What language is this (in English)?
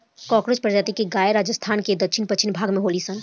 Bhojpuri